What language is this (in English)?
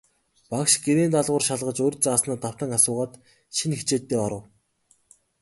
Mongolian